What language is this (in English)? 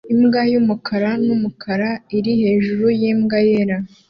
Kinyarwanda